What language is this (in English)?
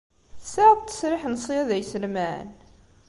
Kabyle